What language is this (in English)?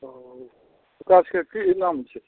Maithili